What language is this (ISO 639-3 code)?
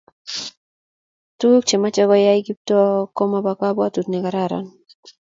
kln